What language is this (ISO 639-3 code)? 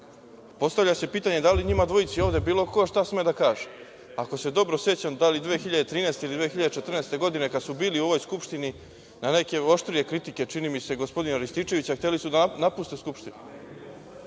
srp